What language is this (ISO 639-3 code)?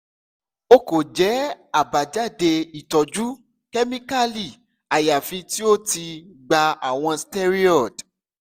yor